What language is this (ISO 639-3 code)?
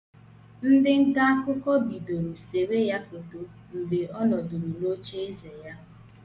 ibo